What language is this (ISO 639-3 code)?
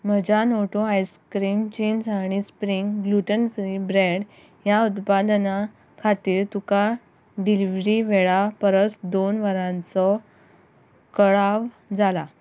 kok